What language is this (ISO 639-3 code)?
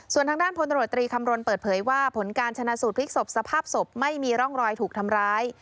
tha